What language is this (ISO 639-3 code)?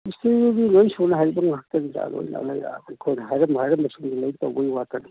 mni